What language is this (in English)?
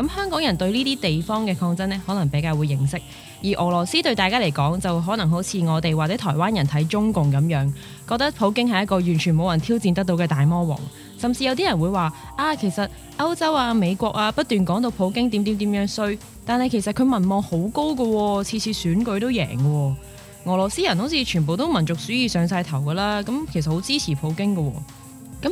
Chinese